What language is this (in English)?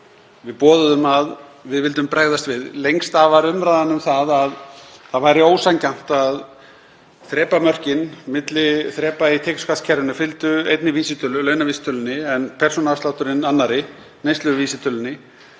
Icelandic